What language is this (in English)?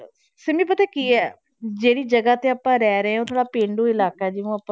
Punjabi